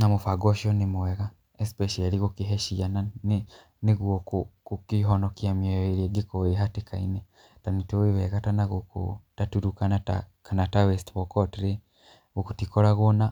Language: Kikuyu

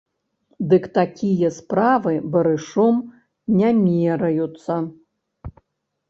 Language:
Belarusian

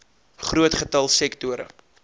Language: Afrikaans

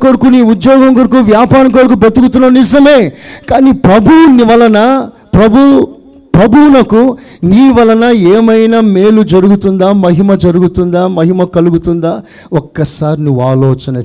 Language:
Telugu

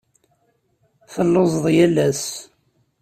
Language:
Kabyle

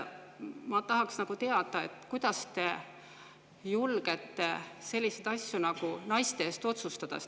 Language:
Estonian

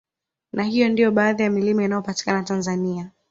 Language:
Swahili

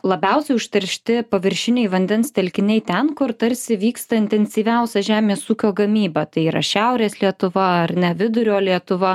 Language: Lithuanian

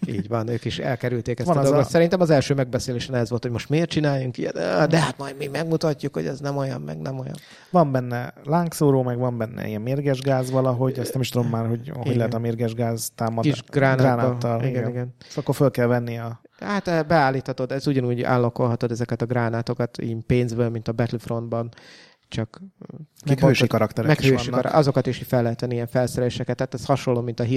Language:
Hungarian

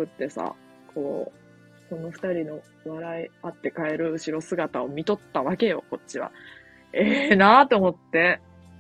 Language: Japanese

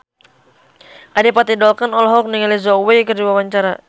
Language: Sundanese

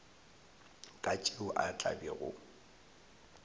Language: Northern Sotho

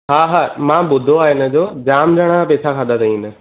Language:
Sindhi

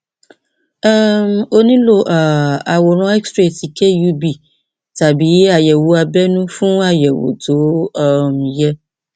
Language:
Yoruba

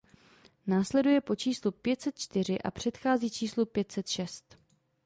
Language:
Czech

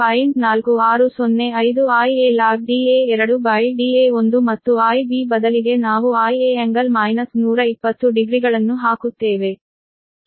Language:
Kannada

